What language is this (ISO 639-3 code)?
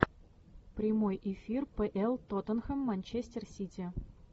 rus